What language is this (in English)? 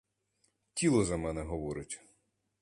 Ukrainian